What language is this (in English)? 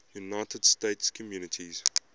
English